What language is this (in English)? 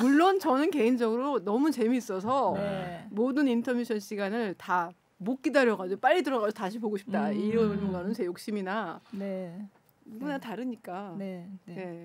Korean